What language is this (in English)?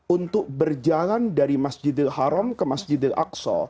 Indonesian